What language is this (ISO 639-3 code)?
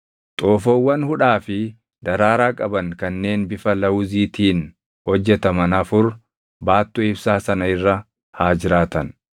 orm